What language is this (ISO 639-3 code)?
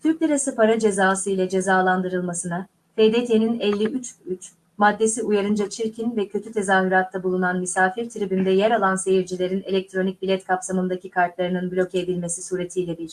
tur